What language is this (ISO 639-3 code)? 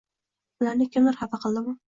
uzb